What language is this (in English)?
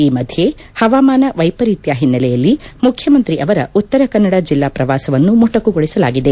Kannada